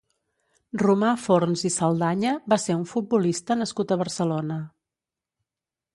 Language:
Catalan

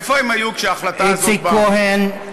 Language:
Hebrew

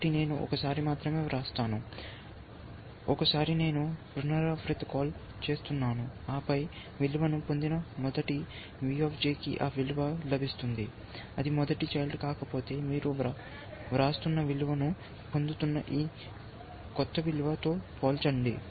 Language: Telugu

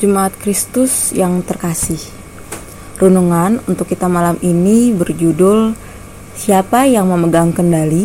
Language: Indonesian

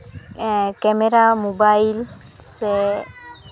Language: Santali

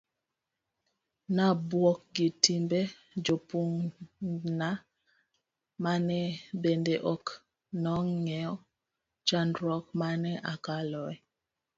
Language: Luo (Kenya and Tanzania)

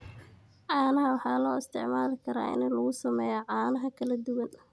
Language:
Somali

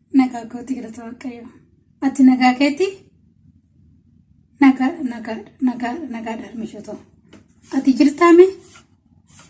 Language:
Oromo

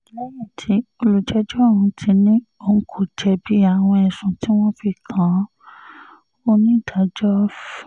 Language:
Yoruba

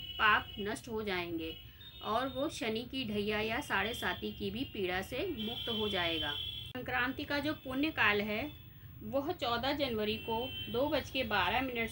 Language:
Hindi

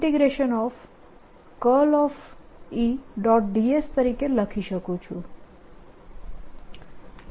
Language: Gujarati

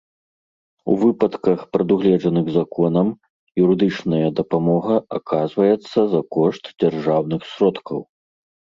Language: Belarusian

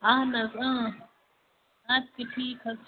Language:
Kashmiri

